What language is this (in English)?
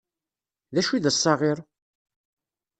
Kabyle